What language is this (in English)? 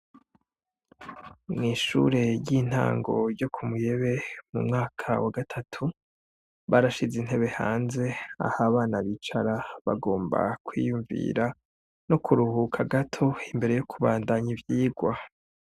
Rundi